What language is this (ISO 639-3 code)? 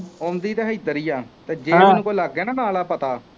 pan